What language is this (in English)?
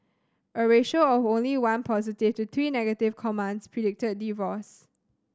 English